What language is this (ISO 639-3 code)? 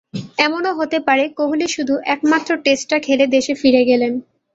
ben